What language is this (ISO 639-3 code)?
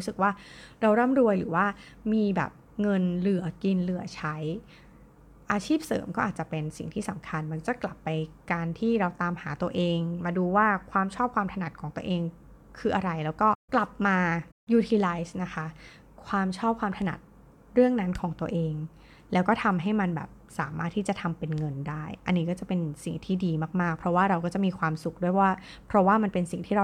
tha